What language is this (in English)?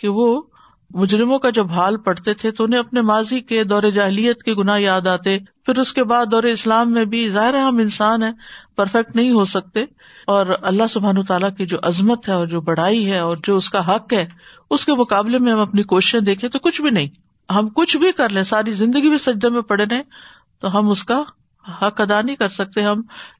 Urdu